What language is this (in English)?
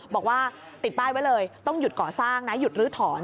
Thai